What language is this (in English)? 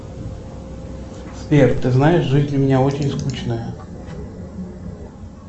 Russian